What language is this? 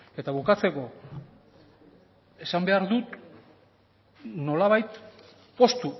Basque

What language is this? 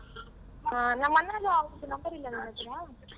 Kannada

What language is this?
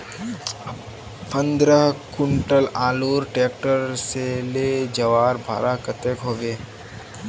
Magahi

